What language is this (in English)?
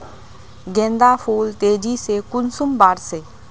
Magahi